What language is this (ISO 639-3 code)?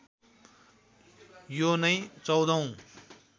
nep